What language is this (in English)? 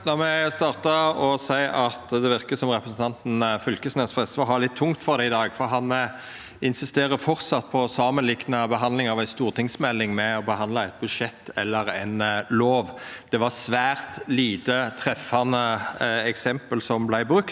Norwegian